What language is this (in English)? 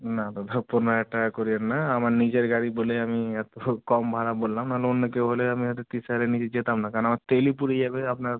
Bangla